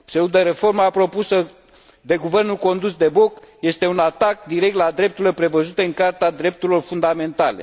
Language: Romanian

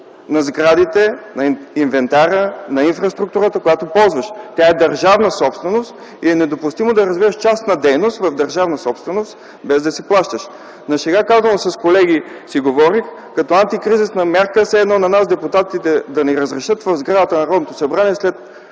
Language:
Bulgarian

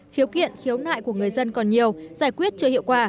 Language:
Vietnamese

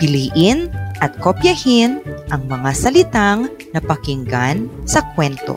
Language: Filipino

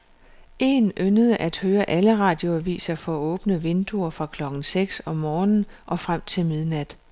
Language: Danish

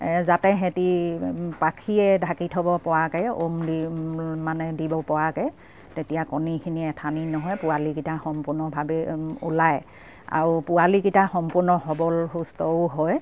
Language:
Assamese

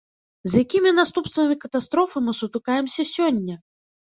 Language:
Belarusian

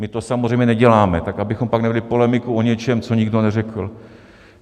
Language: Czech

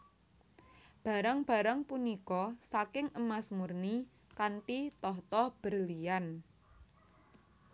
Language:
Javanese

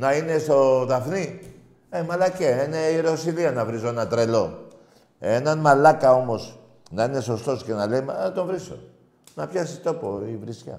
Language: Greek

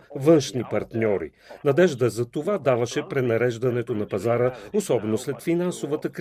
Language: Bulgarian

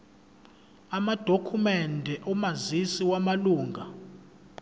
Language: Zulu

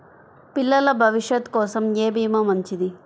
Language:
Telugu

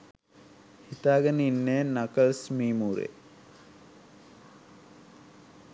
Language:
Sinhala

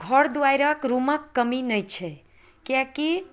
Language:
Maithili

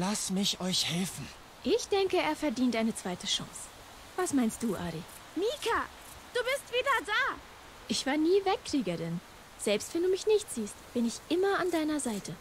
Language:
German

